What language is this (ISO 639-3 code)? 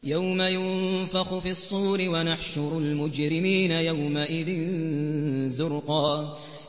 ara